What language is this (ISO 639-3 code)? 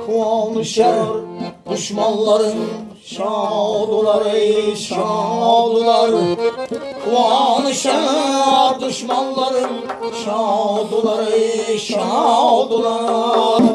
uzb